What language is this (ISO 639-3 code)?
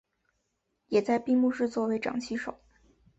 zho